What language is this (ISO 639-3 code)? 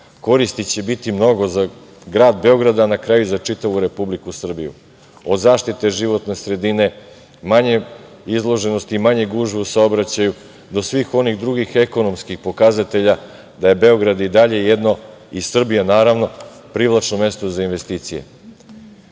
srp